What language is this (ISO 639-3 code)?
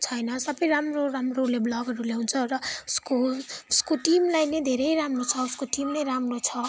nep